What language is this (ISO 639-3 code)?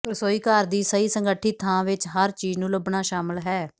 pan